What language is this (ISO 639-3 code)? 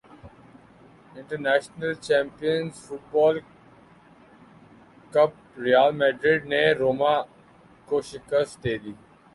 urd